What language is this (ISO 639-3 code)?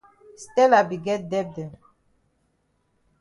wes